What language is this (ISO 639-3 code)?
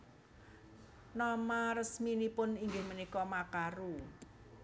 jav